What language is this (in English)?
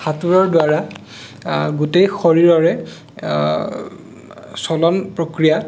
Assamese